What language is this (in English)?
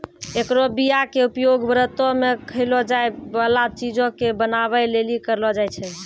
Maithili